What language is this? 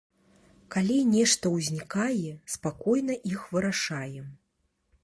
Belarusian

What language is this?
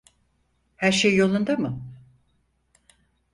Turkish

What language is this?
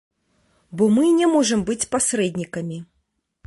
Belarusian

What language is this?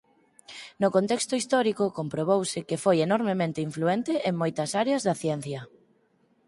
Galician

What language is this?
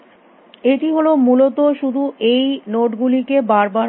Bangla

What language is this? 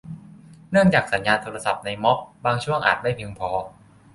Thai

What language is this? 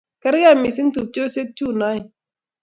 Kalenjin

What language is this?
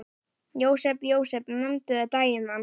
Icelandic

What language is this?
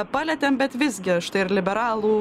Lithuanian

